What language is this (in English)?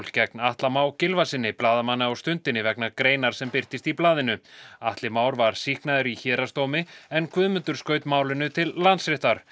Icelandic